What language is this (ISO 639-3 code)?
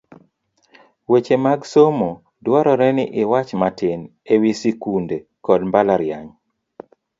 luo